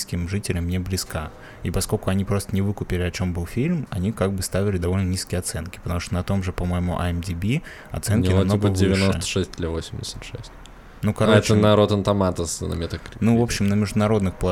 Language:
Russian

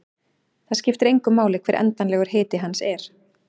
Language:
Icelandic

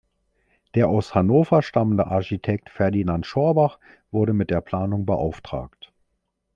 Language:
German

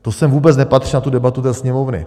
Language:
Czech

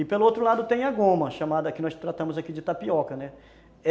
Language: Portuguese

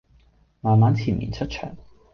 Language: Cantonese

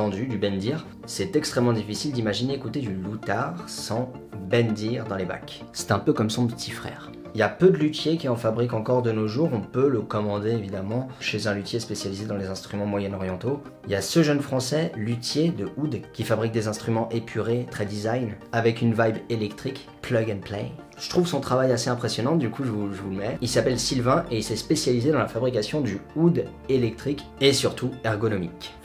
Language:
French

